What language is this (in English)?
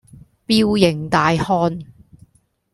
Cantonese